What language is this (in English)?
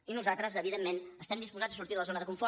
Catalan